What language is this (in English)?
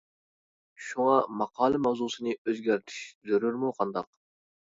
Uyghur